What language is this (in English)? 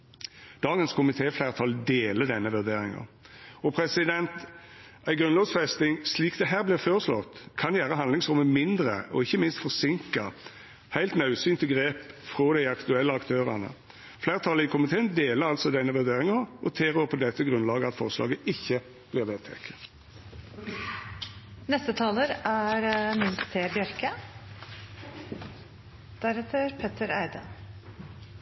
Norwegian Nynorsk